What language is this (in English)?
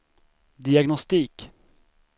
Swedish